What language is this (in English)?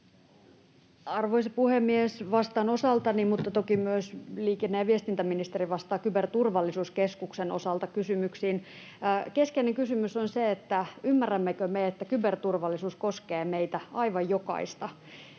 Finnish